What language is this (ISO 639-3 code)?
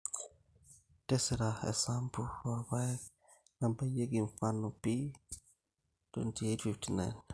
mas